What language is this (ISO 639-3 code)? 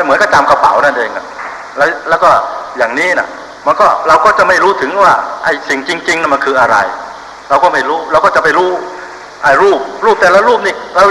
tha